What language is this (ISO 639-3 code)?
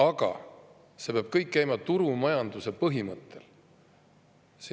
est